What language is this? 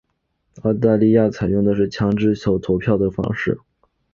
Chinese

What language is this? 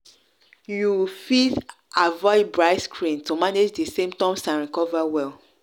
Nigerian Pidgin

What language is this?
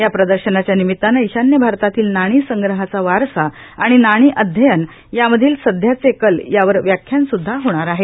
Marathi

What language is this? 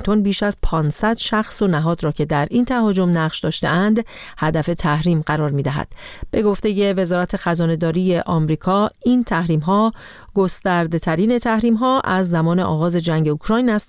Persian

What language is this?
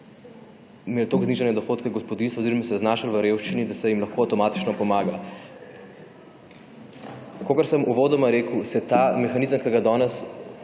Slovenian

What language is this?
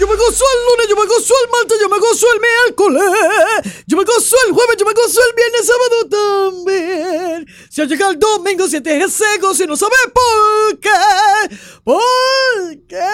Spanish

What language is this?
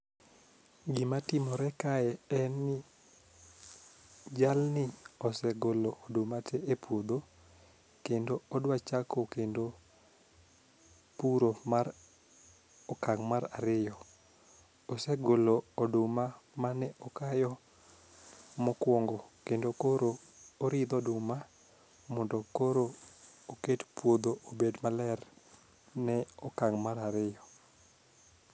Luo (Kenya and Tanzania)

